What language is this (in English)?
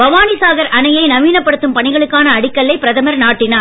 Tamil